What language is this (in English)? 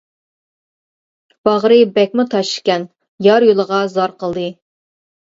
Uyghur